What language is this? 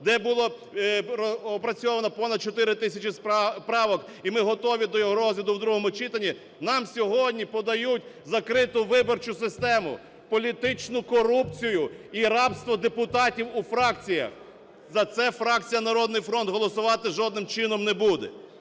Ukrainian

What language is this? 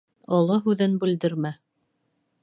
Bashkir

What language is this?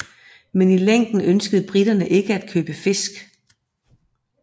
Danish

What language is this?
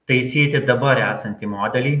Lithuanian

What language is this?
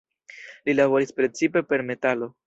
Esperanto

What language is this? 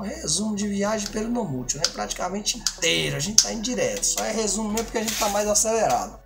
Portuguese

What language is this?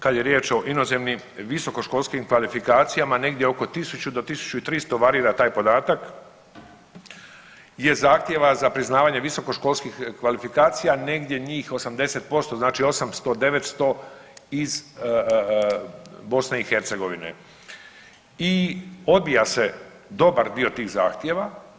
Croatian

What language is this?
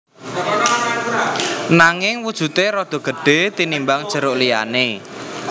Javanese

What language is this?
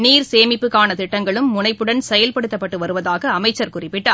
Tamil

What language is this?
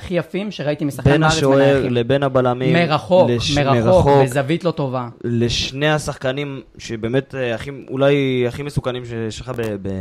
Hebrew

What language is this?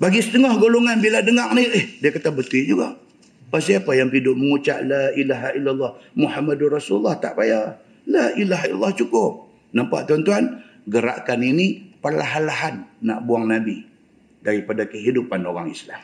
Malay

